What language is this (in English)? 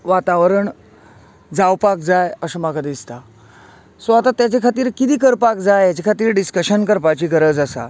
Konkani